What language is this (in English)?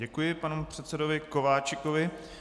Czech